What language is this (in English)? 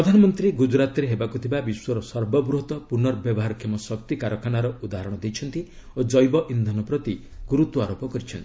Odia